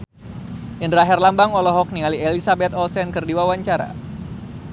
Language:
Sundanese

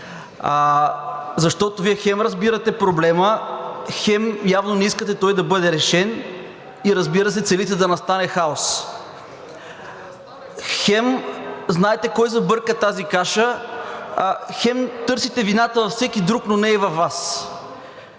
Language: Bulgarian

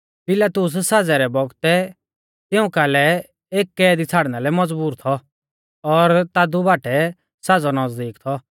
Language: Mahasu Pahari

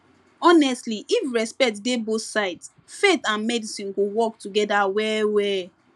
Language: Nigerian Pidgin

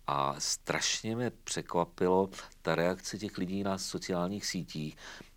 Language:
Czech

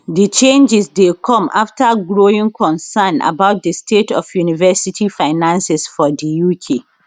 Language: Nigerian Pidgin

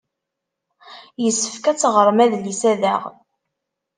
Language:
Kabyle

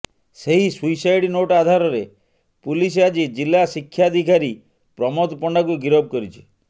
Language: Odia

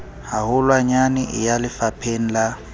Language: Southern Sotho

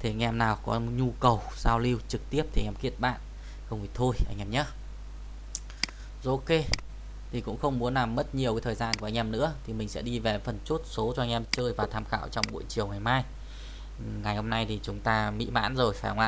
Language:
Vietnamese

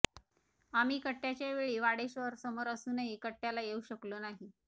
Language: Marathi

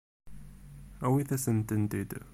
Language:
Kabyle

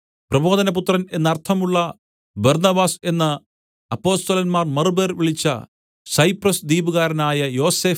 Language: Malayalam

